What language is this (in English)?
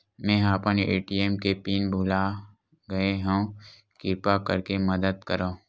Chhattisgarhi